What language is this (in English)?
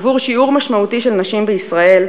Hebrew